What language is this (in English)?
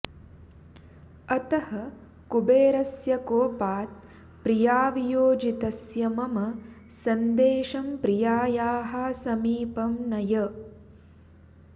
Sanskrit